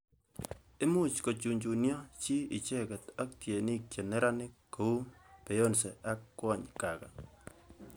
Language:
Kalenjin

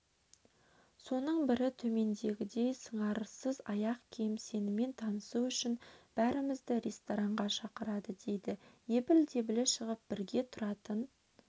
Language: Kazakh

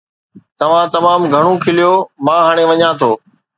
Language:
Sindhi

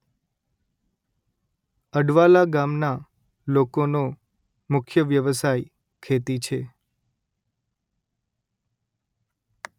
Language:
Gujarati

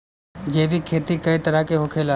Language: Bhojpuri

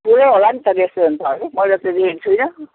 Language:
Nepali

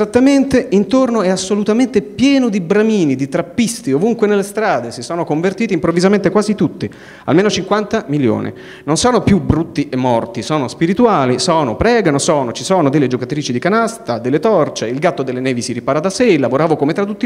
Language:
Italian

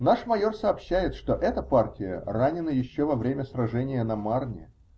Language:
Russian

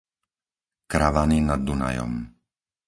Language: Slovak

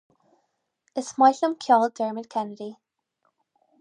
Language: Irish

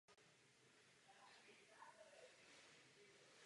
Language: Czech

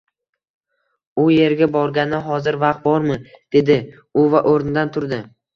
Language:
Uzbek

